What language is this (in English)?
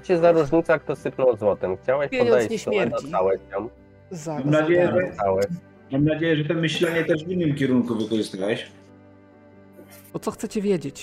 Polish